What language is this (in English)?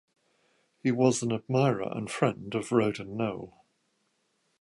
English